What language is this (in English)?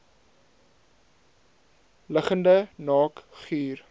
Afrikaans